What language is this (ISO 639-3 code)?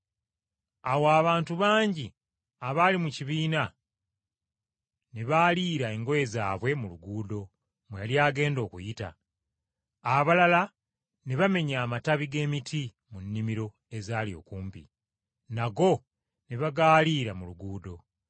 lug